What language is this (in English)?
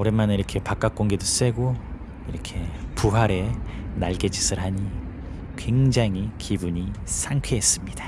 Korean